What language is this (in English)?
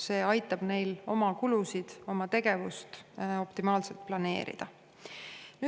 Estonian